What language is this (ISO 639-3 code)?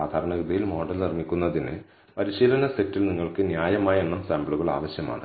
mal